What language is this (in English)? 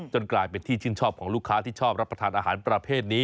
Thai